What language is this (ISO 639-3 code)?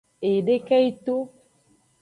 ajg